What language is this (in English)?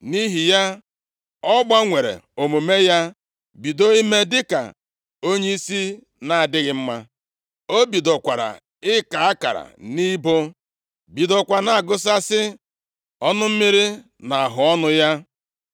Igbo